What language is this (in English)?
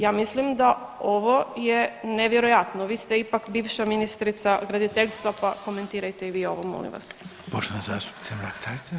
Croatian